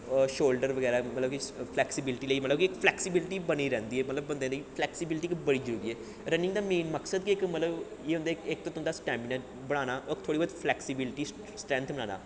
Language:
Dogri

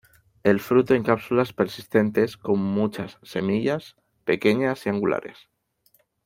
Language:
Spanish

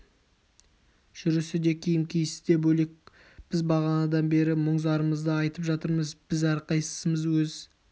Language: Kazakh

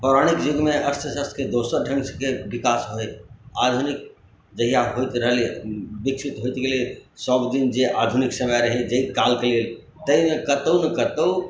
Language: Maithili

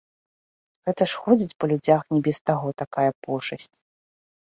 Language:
Belarusian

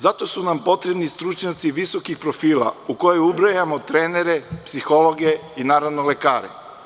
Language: Serbian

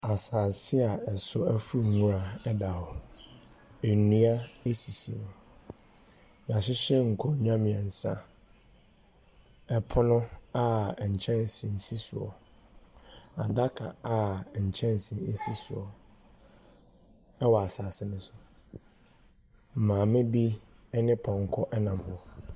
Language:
Akan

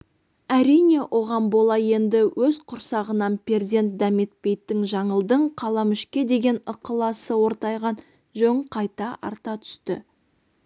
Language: Kazakh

